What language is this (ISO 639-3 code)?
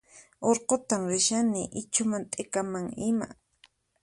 qxp